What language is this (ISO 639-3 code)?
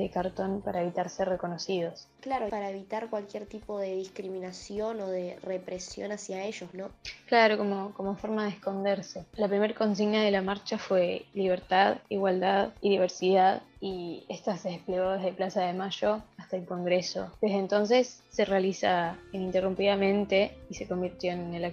spa